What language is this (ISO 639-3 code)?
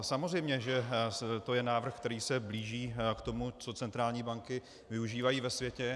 ces